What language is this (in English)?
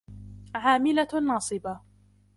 Arabic